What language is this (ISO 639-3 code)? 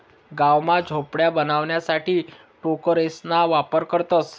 mar